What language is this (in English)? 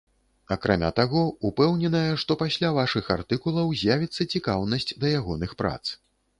Belarusian